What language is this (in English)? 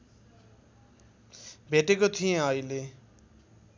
Nepali